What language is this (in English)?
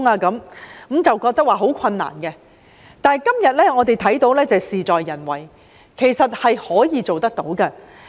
Cantonese